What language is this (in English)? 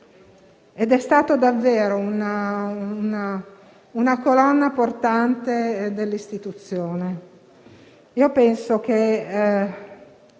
Italian